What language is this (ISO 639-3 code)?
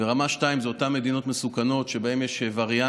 heb